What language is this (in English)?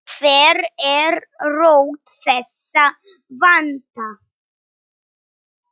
Icelandic